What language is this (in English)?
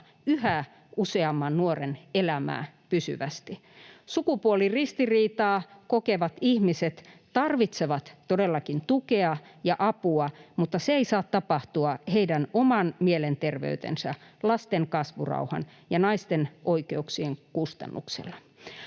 Finnish